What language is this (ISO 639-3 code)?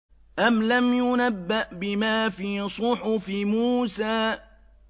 ara